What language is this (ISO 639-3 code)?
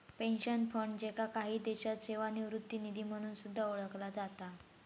mar